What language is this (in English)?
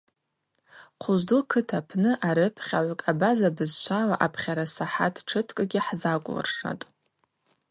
Abaza